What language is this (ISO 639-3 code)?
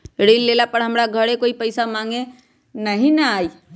mag